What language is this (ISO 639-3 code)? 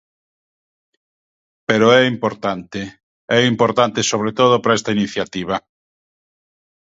glg